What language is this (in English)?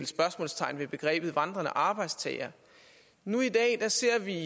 Danish